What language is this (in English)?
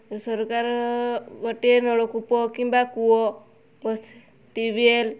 Odia